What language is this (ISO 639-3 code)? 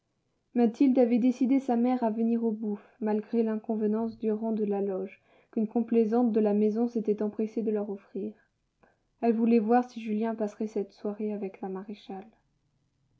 fra